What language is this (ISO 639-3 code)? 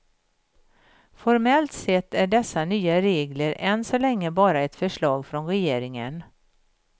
swe